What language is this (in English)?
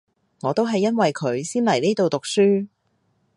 Cantonese